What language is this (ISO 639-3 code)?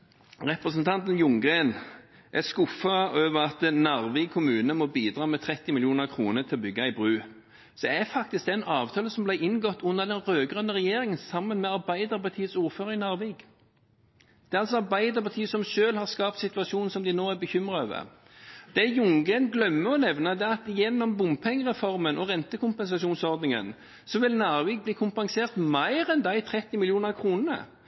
nob